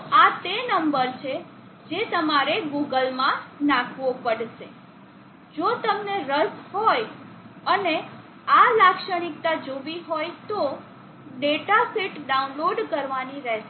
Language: Gujarati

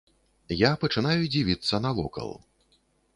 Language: Belarusian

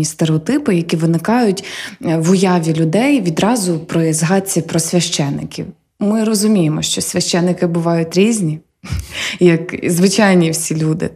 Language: Ukrainian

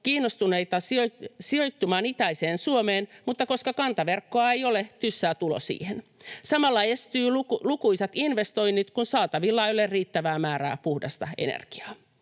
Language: Finnish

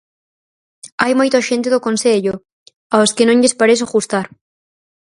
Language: Galician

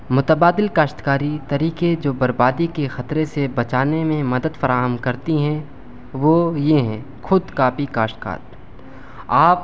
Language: Urdu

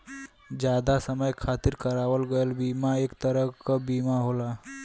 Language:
Bhojpuri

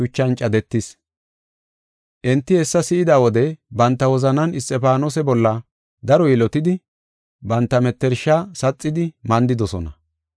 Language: Gofa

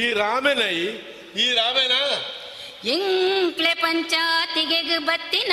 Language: Kannada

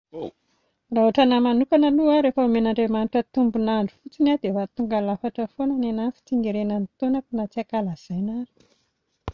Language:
Malagasy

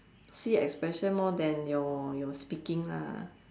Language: English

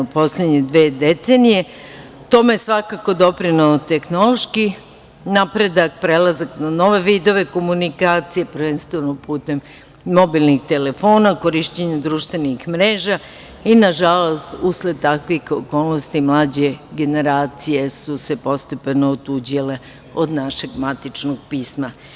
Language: Serbian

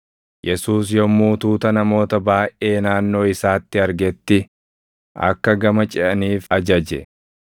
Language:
Oromo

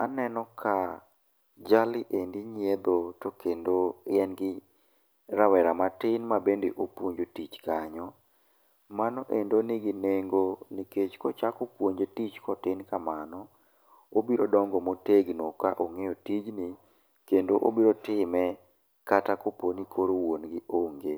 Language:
Luo (Kenya and Tanzania)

